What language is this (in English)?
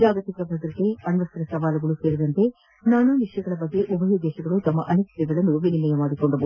Kannada